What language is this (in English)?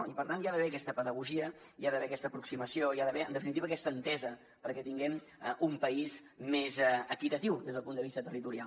Catalan